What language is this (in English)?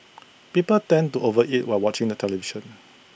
English